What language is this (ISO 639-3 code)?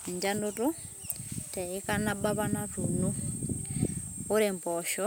mas